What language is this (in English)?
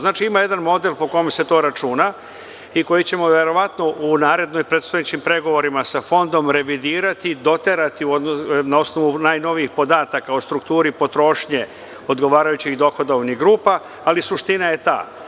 Serbian